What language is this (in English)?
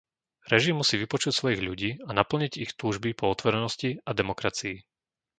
Slovak